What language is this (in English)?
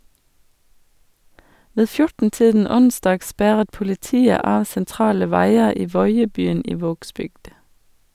Norwegian